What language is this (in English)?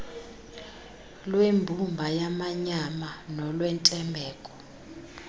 Xhosa